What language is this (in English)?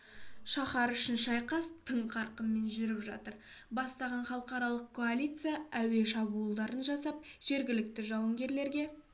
Kazakh